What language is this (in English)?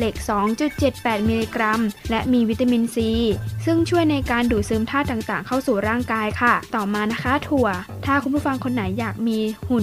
Thai